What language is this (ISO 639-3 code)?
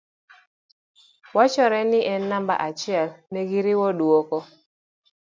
luo